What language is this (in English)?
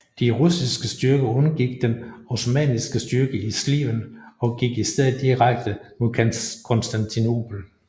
Danish